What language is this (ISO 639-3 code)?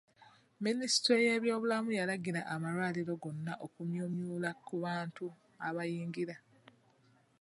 lug